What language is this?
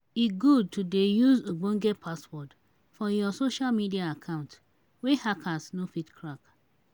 Nigerian Pidgin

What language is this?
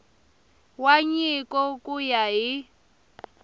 Tsonga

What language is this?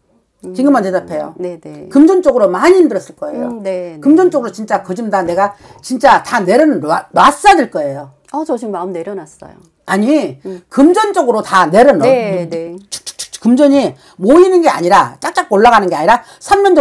Korean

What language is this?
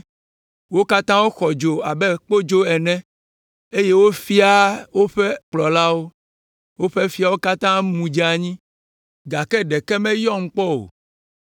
Ewe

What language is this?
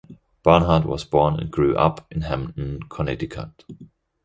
English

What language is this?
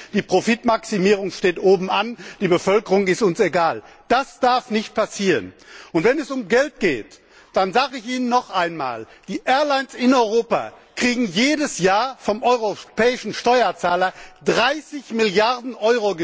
German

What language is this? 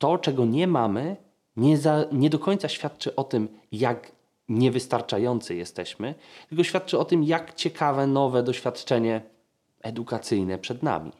Polish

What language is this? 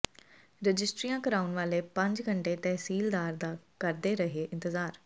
Punjabi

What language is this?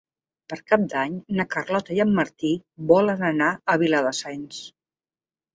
Catalan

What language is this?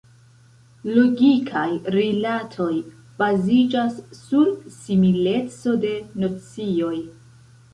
Esperanto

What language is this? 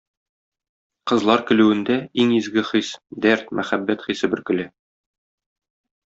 Tatar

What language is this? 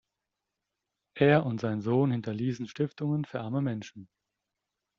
German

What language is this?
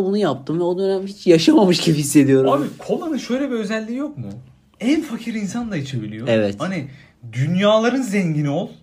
Turkish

